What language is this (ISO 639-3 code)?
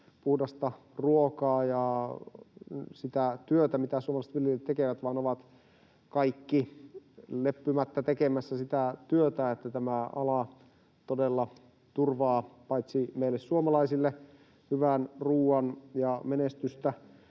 fin